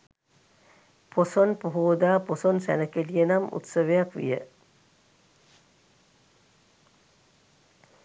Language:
Sinhala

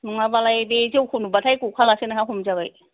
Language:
Bodo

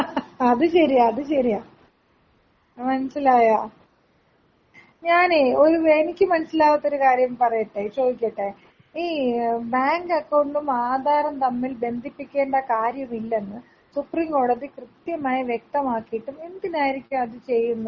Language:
Malayalam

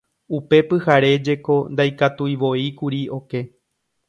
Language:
Guarani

